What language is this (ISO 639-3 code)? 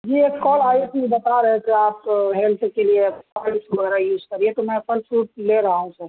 urd